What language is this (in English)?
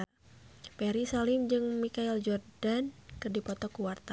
Sundanese